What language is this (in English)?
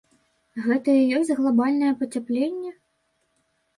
Belarusian